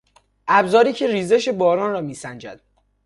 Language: Persian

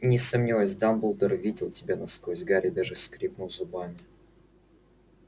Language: Russian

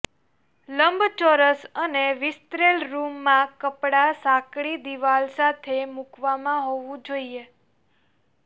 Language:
Gujarati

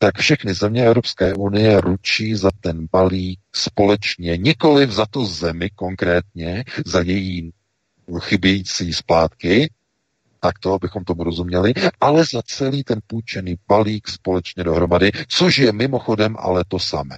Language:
Czech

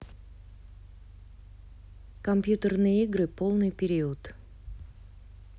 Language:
Russian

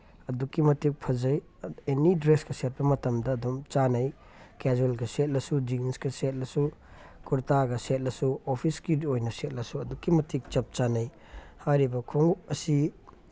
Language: Manipuri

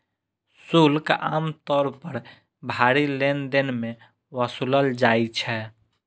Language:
Maithili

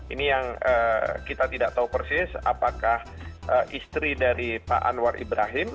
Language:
Indonesian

